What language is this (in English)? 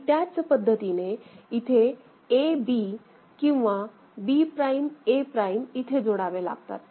Marathi